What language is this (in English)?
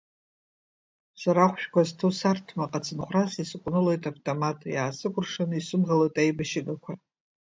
Abkhazian